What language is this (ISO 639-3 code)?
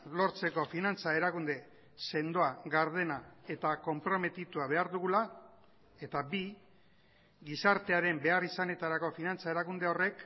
eus